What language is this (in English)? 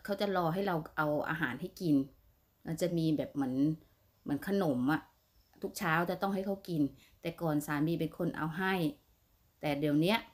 Thai